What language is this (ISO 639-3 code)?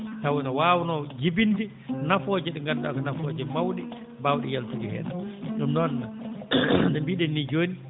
ful